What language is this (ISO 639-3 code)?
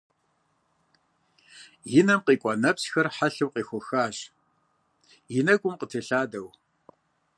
kbd